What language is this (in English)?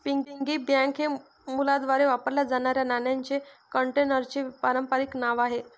Marathi